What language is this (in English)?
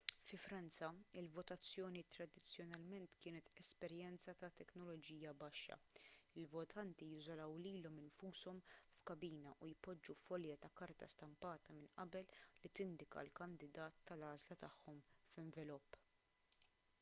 Maltese